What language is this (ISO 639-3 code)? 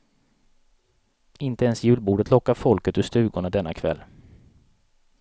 swe